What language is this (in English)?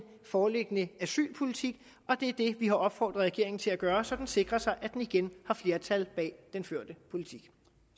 Danish